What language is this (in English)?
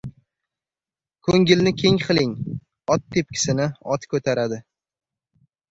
Uzbek